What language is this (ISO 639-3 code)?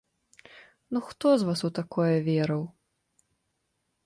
bel